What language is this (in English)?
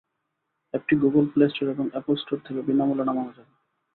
Bangla